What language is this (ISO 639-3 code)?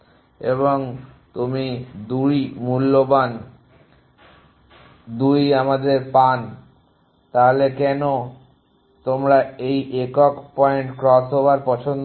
ben